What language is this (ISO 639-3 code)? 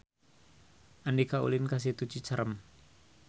sun